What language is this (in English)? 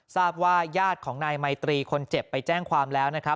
Thai